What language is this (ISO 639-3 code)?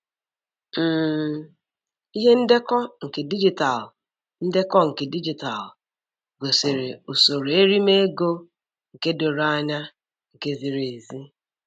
ibo